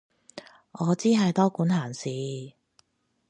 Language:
Cantonese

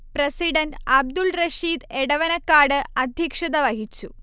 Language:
Malayalam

